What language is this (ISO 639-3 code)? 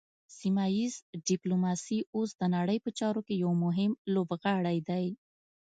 pus